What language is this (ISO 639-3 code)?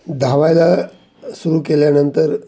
mar